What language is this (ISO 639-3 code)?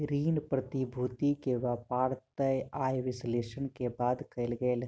mai